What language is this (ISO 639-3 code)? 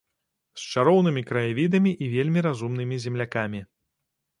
bel